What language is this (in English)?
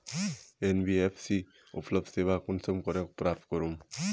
Magahi